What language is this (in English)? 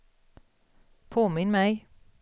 Swedish